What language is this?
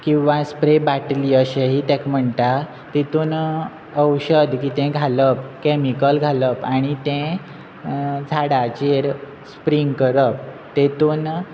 Konkani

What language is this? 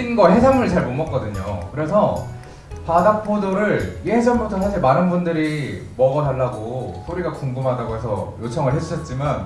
Korean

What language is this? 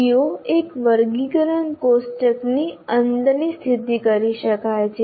Gujarati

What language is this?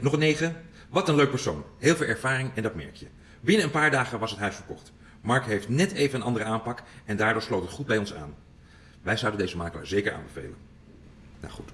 Dutch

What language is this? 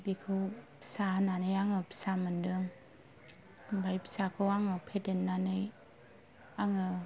Bodo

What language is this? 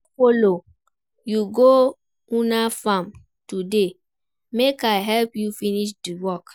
Nigerian Pidgin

